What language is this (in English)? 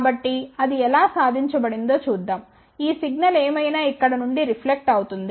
Telugu